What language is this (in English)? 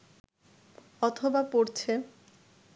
Bangla